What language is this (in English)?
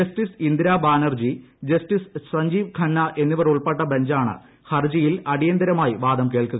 Malayalam